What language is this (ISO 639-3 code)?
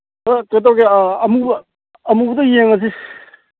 mni